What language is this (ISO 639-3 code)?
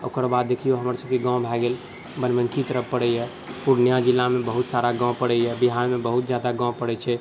mai